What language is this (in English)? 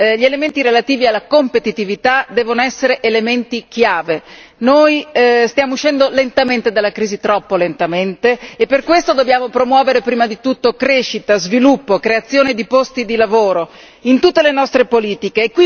Italian